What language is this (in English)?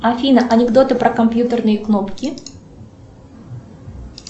Russian